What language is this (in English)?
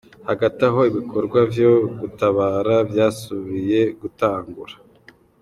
Kinyarwanda